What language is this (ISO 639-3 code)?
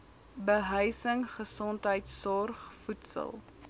afr